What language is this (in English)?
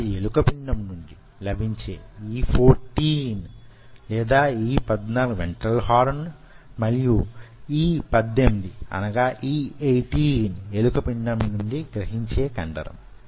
Telugu